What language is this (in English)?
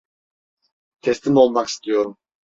Turkish